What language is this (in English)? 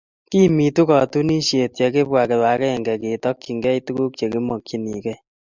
Kalenjin